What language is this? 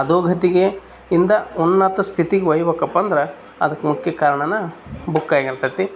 Kannada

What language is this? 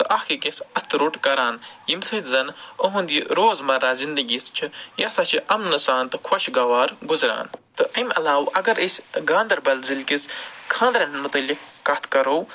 Kashmiri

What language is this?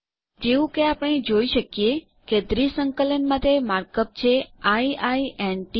Gujarati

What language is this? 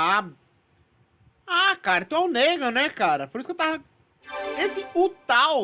Portuguese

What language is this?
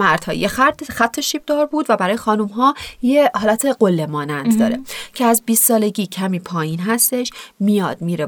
Persian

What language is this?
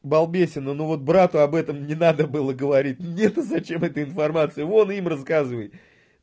Russian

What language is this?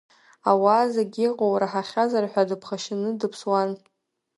Abkhazian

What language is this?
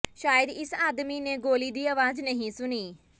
Punjabi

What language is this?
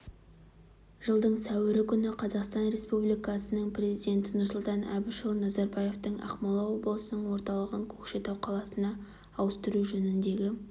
Kazakh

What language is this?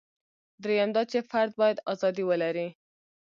Pashto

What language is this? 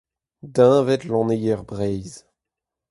Breton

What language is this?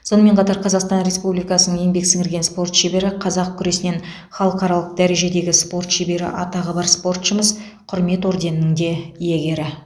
Kazakh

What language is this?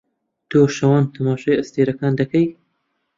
Central Kurdish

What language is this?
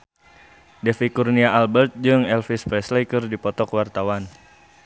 Sundanese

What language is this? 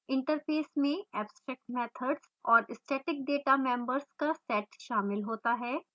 Hindi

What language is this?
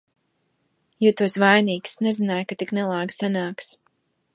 Latvian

